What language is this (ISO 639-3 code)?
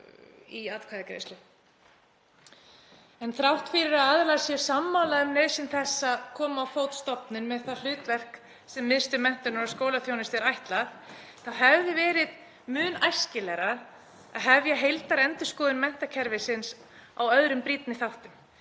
isl